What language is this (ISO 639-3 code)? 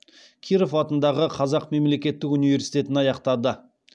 kaz